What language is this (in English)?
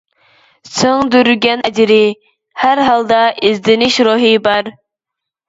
Uyghur